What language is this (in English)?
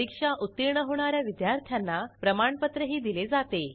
Marathi